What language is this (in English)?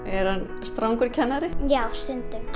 Icelandic